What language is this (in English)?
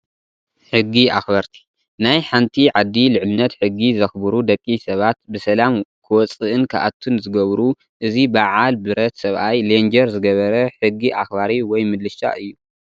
Tigrinya